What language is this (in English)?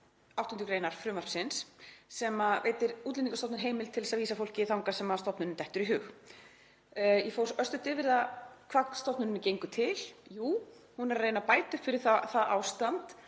Icelandic